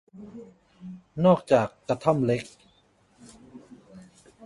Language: Thai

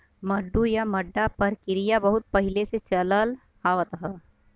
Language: Bhojpuri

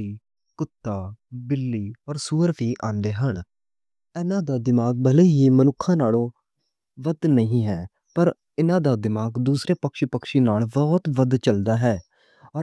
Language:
Western Panjabi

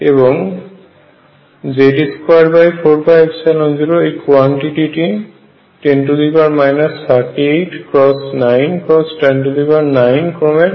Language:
Bangla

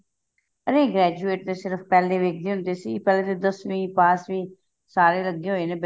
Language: Punjabi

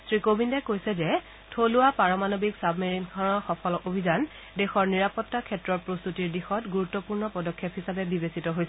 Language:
Assamese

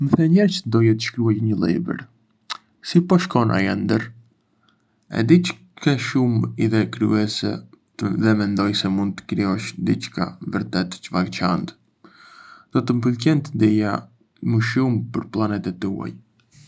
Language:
Arbëreshë Albanian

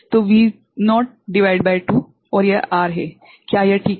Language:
Hindi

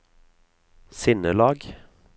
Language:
Norwegian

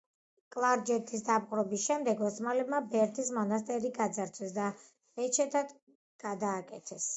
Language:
Georgian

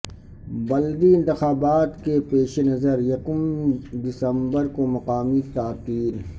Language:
Urdu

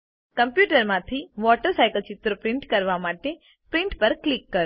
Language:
Gujarati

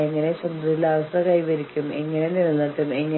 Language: Malayalam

